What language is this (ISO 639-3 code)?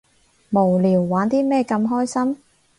yue